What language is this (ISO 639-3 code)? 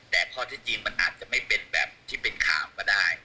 tha